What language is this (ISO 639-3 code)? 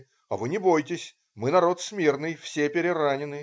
rus